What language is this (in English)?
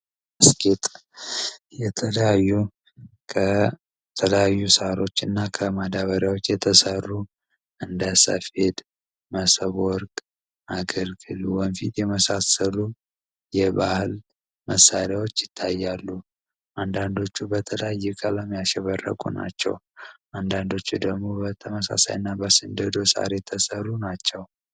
Amharic